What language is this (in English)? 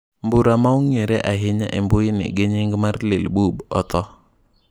Luo (Kenya and Tanzania)